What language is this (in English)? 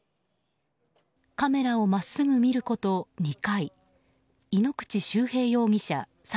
Japanese